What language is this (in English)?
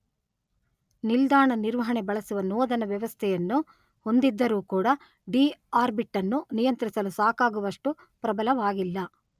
Kannada